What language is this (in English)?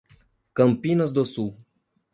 Portuguese